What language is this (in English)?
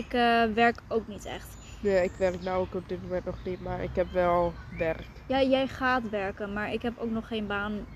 Dutch